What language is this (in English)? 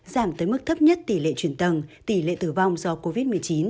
Vietnamese